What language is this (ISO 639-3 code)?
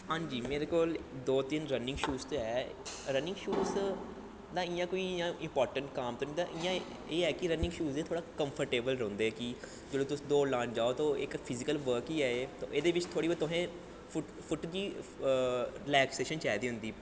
doi